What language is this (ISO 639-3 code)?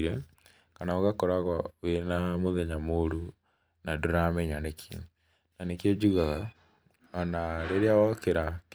kik